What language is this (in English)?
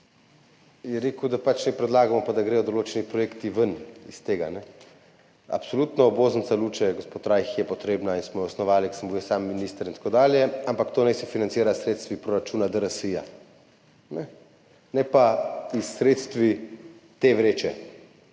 Slovenian